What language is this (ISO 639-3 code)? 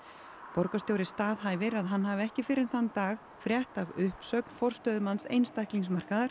isl